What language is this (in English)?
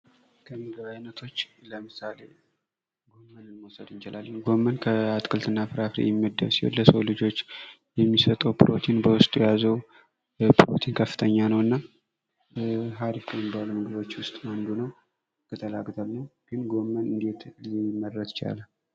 Amharic